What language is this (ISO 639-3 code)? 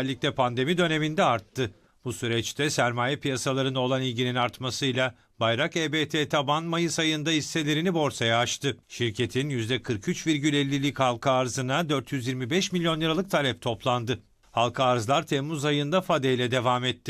tur